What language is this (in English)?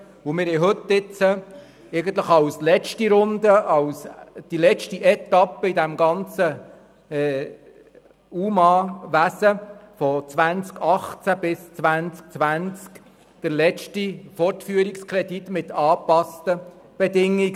Swiss German